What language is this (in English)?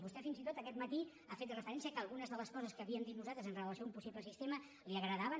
Catalan